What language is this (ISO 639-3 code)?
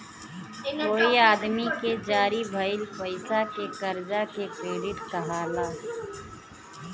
bho